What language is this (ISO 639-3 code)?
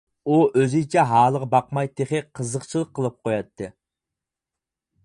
uig